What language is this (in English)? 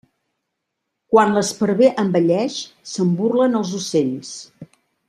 Catalan